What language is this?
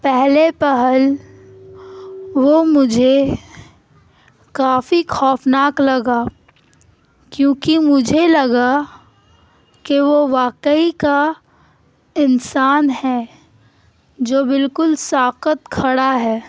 Urdu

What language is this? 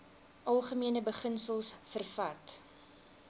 Afrikaans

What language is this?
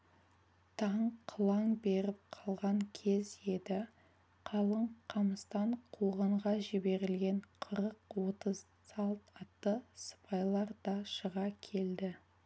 Kazakh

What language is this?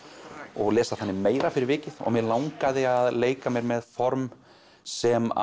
Icelandic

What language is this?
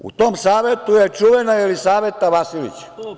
Serbian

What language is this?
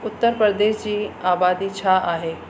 Sindhi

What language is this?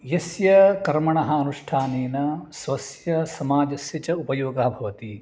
Sanskrit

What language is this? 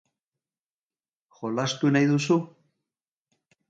Basque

